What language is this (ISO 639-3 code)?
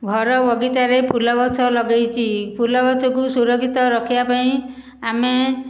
ori